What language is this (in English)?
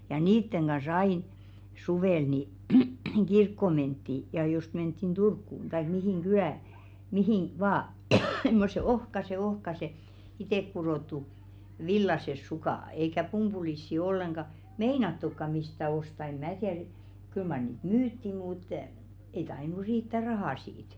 Finnish